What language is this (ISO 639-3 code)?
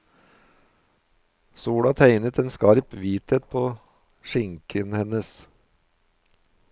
nor